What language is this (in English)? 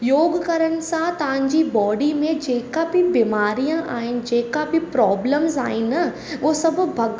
Sindhi